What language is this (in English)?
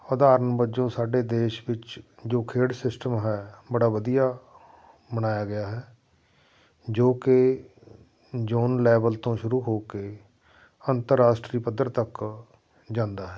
Punjabi